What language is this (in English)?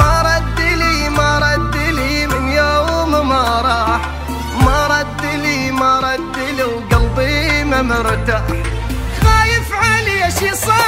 Arabic